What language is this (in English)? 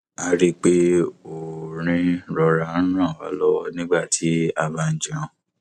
Yoruba